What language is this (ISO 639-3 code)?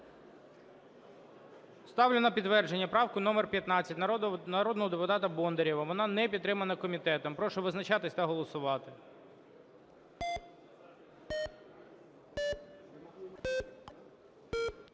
ukr